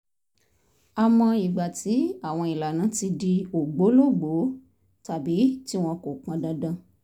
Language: Yoruba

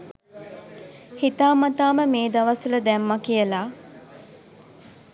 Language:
Sinhala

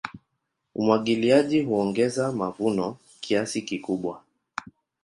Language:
Swahili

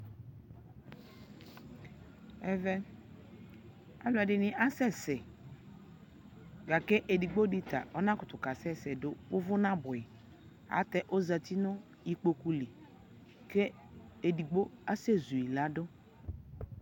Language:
Ikposo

